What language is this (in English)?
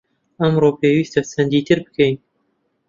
Central Kurdish